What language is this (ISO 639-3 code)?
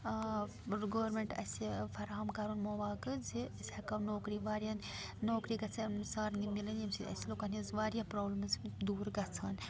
kas